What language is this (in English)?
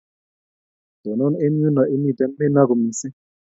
Kalenjin